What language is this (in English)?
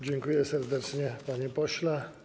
Polish